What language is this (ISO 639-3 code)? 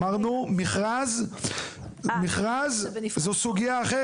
heb